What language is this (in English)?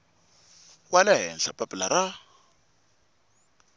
Tsonga